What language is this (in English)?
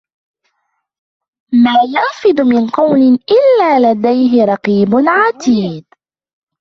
Arabic